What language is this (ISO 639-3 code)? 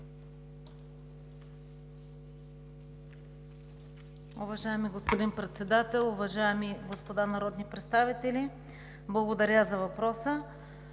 bul